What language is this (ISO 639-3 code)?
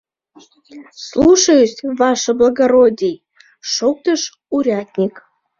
chm